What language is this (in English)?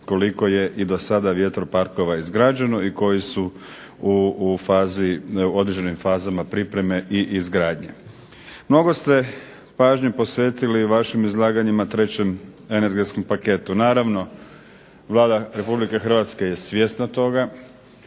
Croatian